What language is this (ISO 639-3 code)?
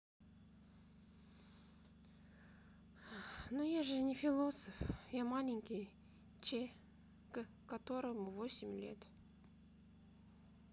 rus